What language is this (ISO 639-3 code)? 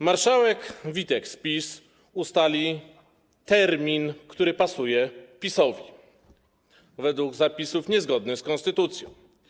pol